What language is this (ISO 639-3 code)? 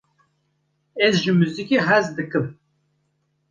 kur